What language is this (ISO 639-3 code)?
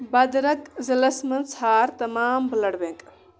kas